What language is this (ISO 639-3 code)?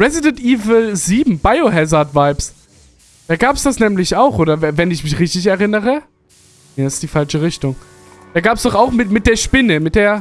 deu